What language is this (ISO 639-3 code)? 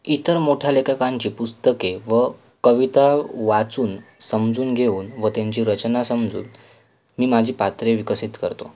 mar